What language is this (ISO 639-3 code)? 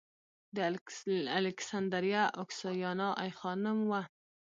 pus